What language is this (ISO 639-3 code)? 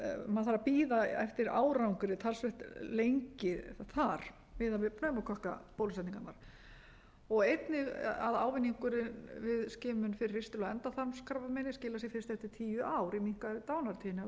isl